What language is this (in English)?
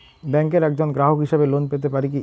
Bangla